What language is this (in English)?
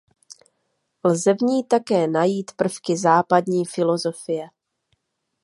Czech